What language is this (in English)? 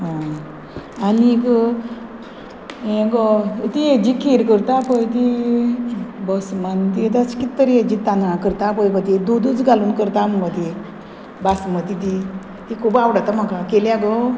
Konkani